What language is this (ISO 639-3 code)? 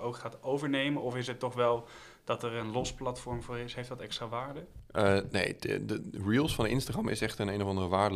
nld